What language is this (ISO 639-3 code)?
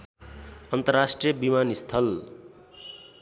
nep